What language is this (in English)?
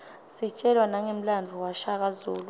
Swati